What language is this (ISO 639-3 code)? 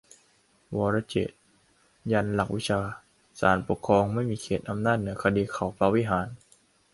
tha